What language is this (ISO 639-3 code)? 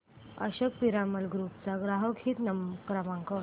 mar